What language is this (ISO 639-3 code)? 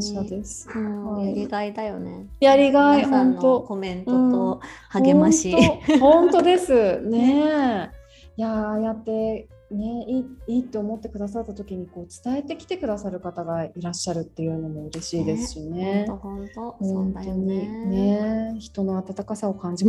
jpn